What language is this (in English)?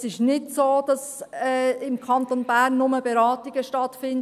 Swiss German